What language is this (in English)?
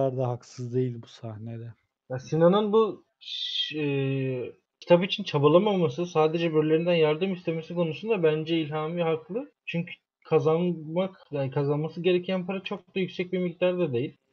Turkish